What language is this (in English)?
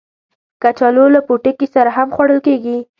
Pashto